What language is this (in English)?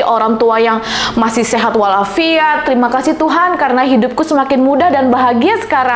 Indonesian